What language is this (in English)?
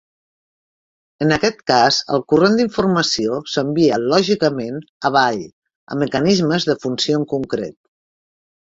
Catalan